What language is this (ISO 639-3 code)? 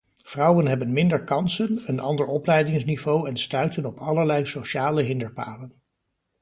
nld